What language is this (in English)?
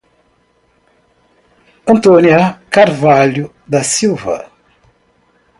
Portuguese